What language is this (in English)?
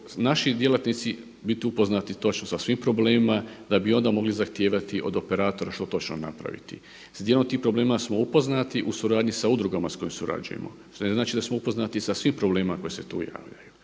Croatian